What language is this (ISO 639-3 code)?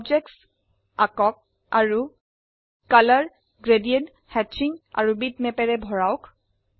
asm